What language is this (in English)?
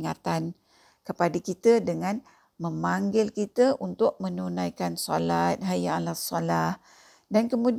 Malay